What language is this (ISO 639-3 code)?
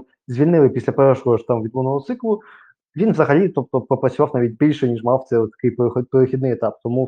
ukr